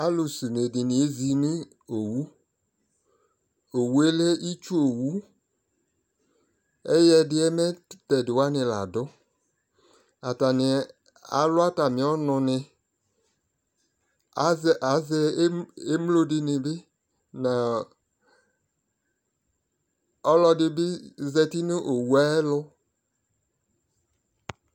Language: Ikposo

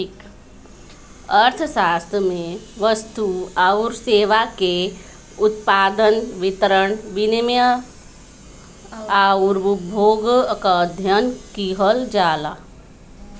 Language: Bhojpuri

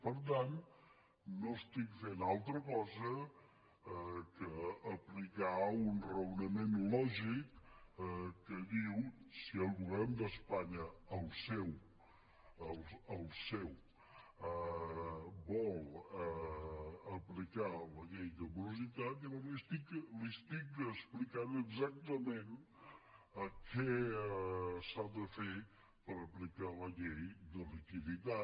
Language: Catalan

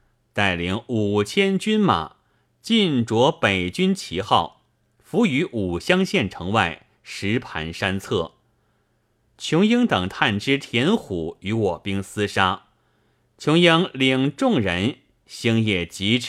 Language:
Chinese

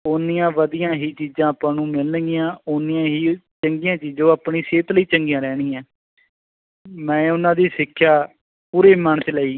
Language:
Punjabi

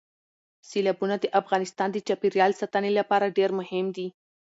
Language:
Pashto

